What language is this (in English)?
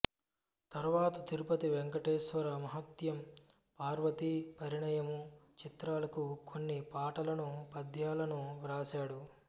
Telugu